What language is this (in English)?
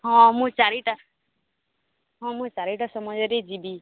Odia